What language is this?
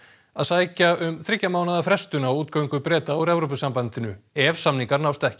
Icelandic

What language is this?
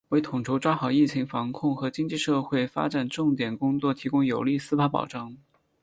Chinese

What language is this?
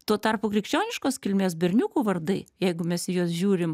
Lithuanian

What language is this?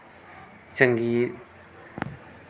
Dogri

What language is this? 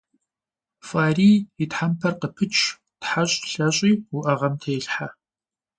Kabardian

